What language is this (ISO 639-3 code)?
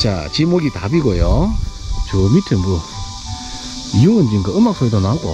kor